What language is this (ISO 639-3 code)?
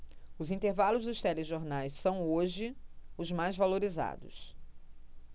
por